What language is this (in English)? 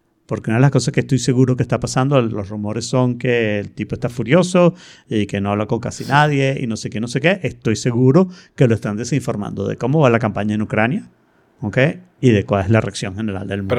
Spanish